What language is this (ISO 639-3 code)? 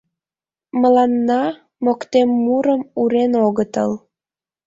chm